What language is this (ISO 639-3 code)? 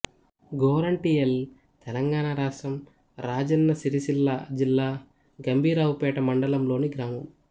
tel